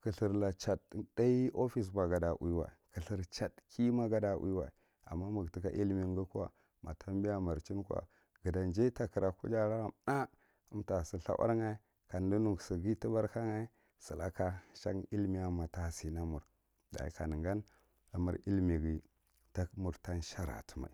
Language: Marghi Central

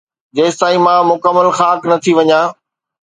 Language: Sindhi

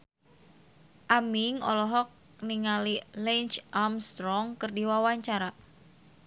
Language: Sundanese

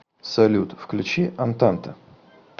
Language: Russian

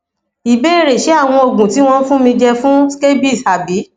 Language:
Yoruba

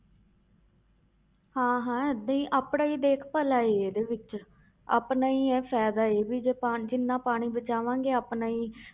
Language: Punjabi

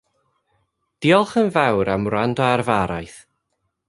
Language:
Welsh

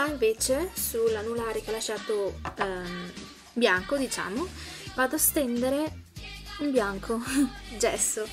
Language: Italian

